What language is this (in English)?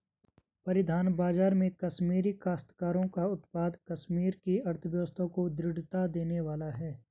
Hindi